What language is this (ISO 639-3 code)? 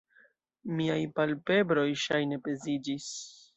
epo